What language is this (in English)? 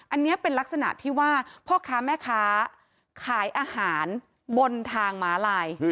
Thai